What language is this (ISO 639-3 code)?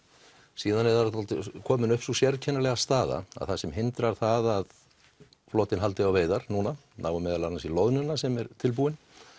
isl